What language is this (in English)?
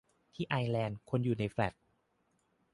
Thai